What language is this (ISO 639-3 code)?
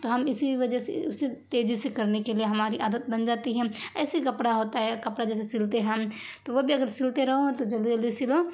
urd